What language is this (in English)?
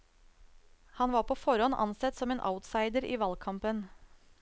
Norwegian